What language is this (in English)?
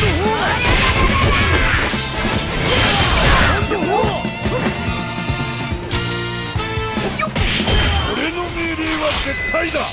Japanese